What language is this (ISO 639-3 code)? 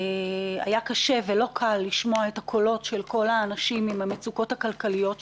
heb